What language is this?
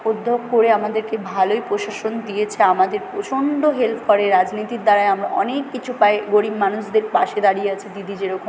Bangla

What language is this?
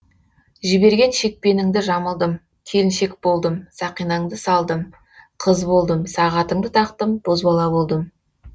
Kazakh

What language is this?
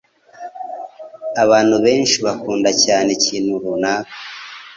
Kinyarwanda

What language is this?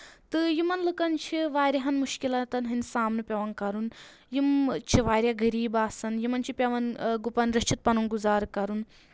Kashmiri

